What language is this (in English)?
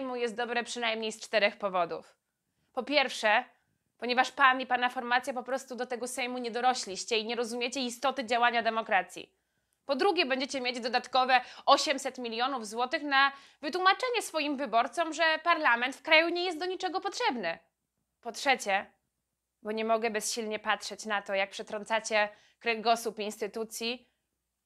Polish